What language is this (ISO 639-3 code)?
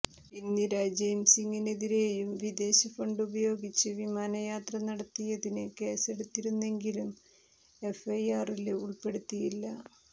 mal